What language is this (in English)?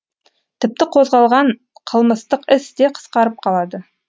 Kazakh